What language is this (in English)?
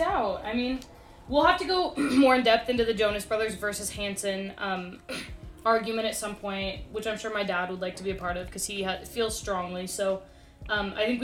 English